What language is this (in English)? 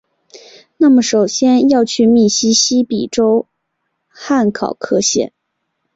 Chinese